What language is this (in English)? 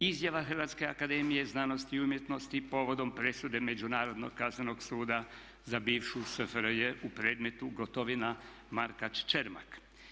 Croatian